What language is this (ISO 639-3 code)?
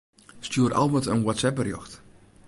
fry